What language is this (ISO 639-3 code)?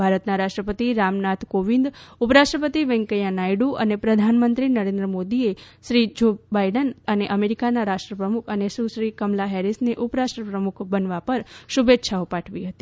guj